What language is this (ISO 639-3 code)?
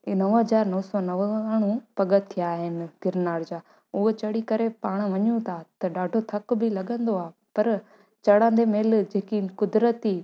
snd